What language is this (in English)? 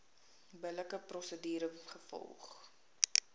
Afrikaans